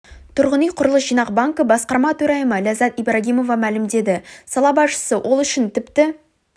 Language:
Kazakh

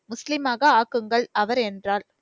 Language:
Tamil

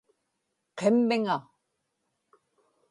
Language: Inupiaq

